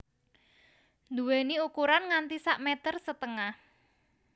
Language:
Javanese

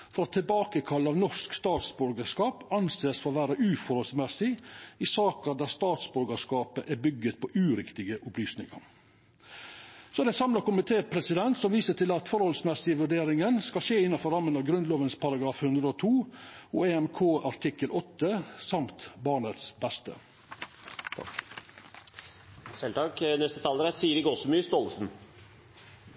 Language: Norwegian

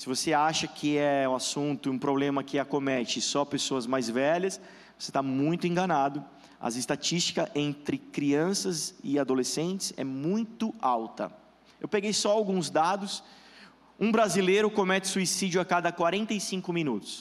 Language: Portuguese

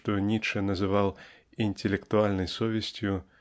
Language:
Russian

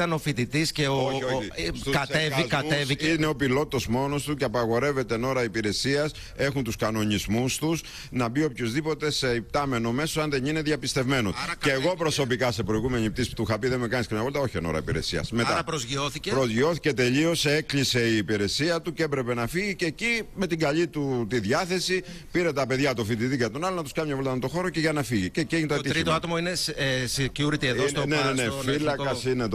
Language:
Greek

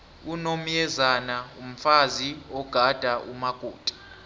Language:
South Ndebele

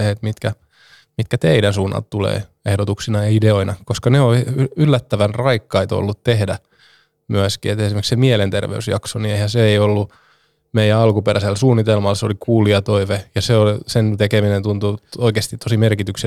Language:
Finnish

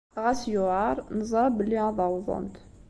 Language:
Kabyle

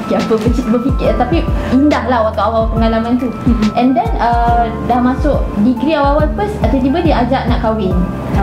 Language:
Malay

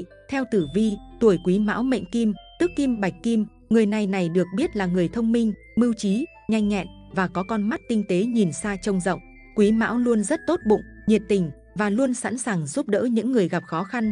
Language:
Vietnamese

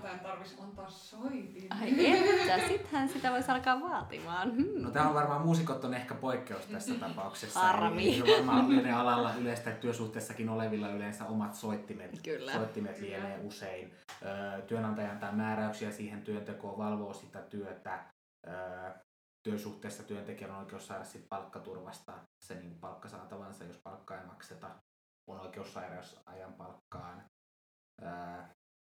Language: Finnish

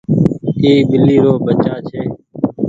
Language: Goaria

